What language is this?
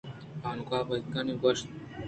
Eastern Balochi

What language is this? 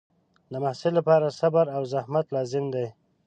Pashto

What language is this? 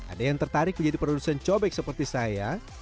Indonesian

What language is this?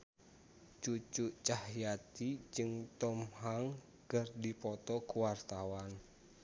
Sundanese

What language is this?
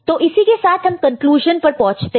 Hindi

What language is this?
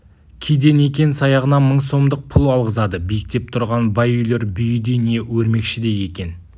Kazakh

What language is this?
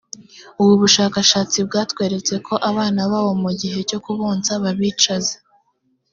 Kinyarwanda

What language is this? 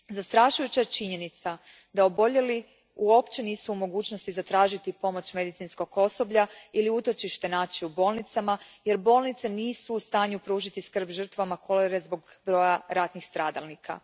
Croatian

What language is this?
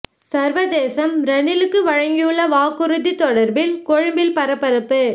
Tamil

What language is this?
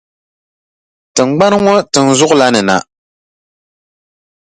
Dagbani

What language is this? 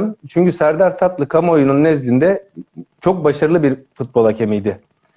Turkish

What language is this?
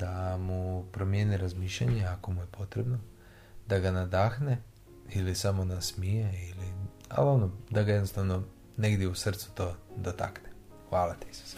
Croatian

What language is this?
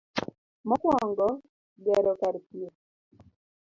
Luo (Kenya and Tanzania)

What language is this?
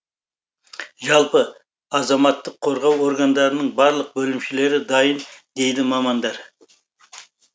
Kazakh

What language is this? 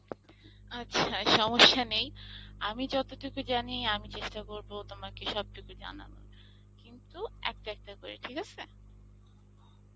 Bangla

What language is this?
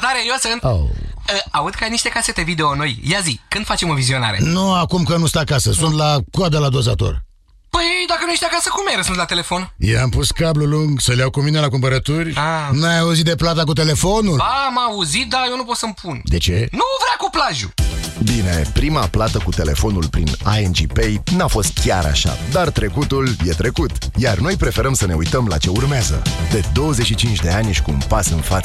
Romanian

